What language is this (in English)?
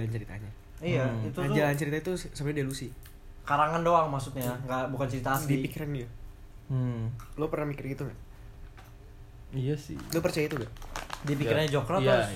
Indonesian